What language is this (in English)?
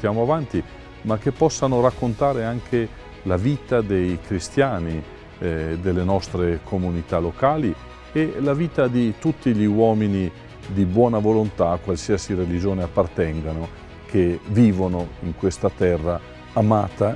Italian